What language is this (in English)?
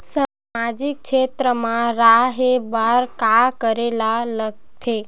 Chhattisgarhi